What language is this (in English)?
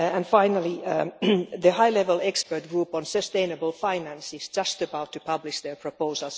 English